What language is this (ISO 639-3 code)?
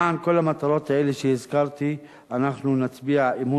heb